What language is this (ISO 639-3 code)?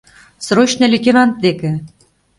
chm